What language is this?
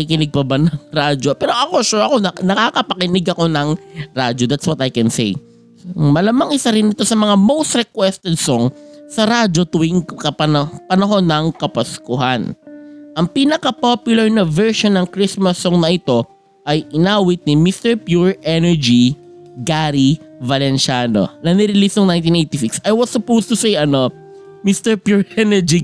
Filipino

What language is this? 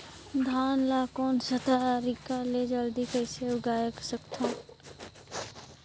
Chhattisgarhi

